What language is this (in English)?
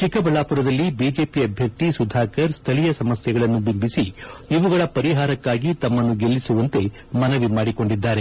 Kannada